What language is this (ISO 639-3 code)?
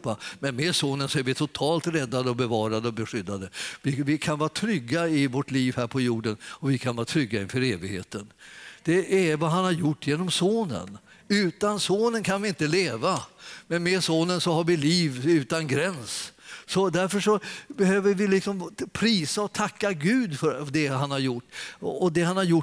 swe